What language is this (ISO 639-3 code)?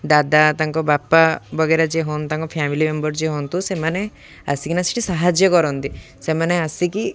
ori